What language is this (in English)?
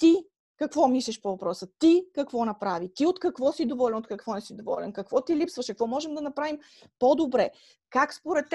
Bulgarian